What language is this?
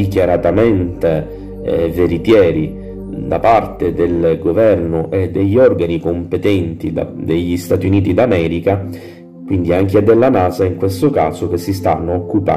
Italian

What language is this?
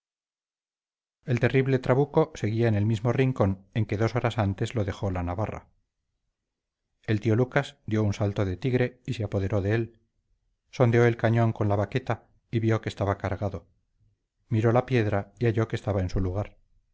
Spanish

